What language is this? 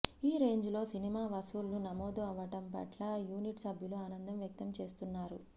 Telugu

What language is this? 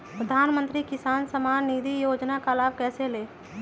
Magahi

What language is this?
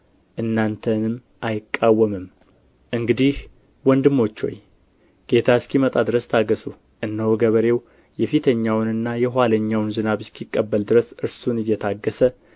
Amharic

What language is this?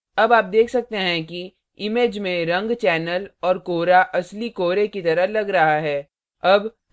Hindi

